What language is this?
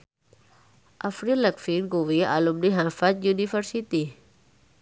Javanese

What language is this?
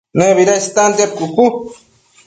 Matsés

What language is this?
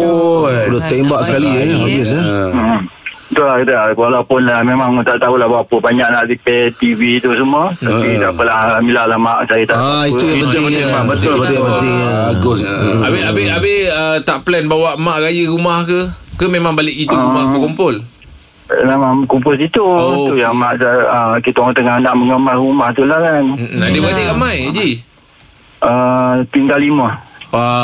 Malay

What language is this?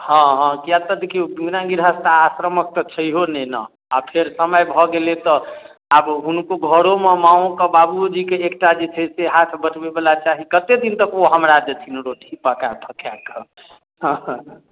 Maithili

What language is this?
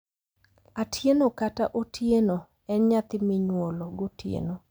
Luo (Kenya and Tanzania)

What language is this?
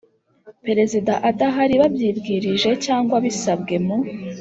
Kinyarwanda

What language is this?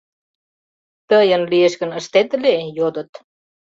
Mari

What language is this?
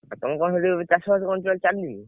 Odia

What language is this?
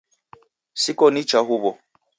Taita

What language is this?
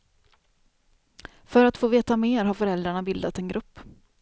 Swedish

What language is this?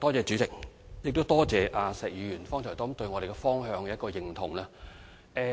Cantonese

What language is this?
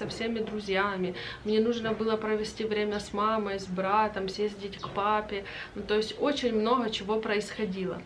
Russian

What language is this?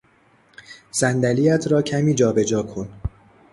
Persian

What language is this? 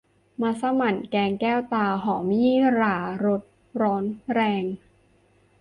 Thai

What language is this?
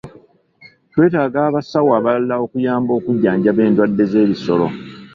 Ganda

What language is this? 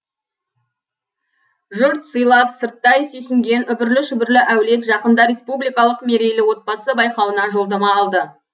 Kazakh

